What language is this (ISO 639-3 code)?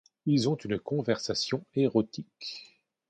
fra